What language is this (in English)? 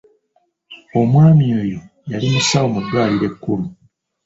Ganda